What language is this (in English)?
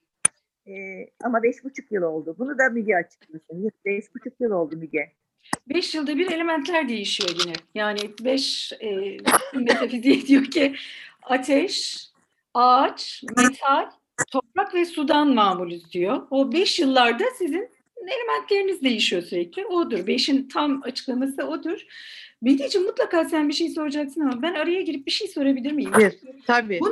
Turkish